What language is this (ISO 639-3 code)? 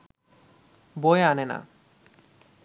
ben